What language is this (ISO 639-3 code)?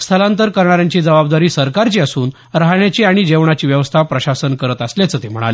mar